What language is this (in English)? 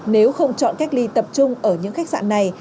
Vietnamese